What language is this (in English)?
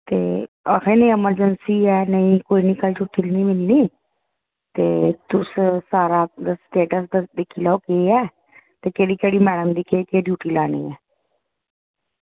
Dogri